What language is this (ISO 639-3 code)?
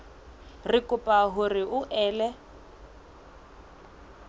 sot